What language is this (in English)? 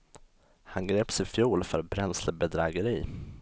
Swedish